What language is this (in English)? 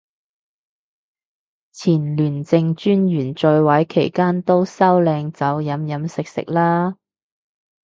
Cantonese